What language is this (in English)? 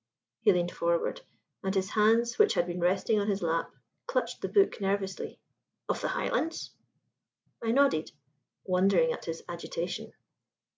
English